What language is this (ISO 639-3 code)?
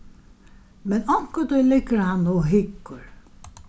fao